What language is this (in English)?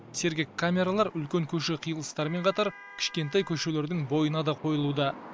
Kazakh